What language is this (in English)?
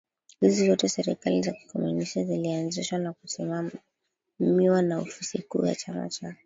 Swahili